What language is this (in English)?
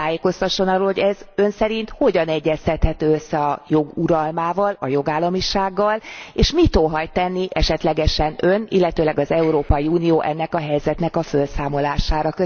Hungarian